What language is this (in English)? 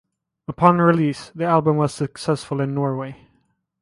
English